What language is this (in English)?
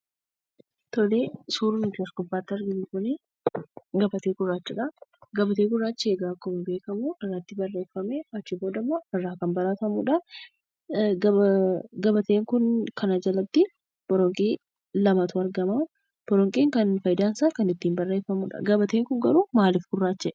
Oromo